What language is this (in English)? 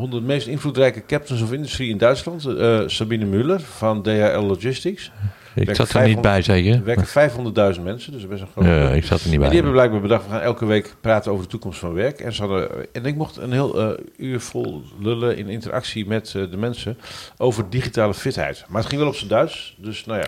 Dutch